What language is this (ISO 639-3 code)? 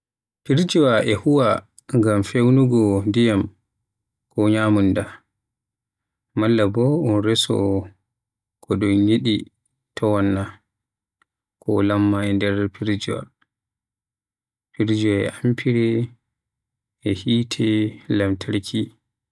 fuh